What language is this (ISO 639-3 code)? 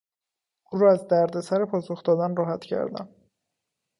fas